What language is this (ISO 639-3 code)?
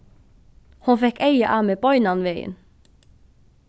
fao